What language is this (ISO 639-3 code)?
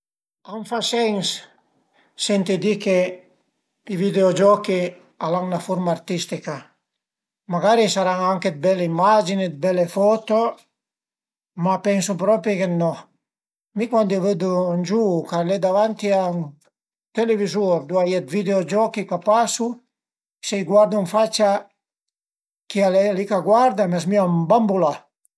pms